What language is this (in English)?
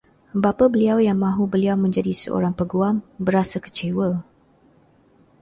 Malay